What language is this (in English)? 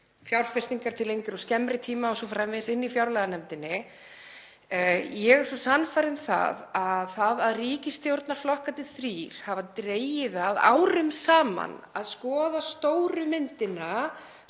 Icelandic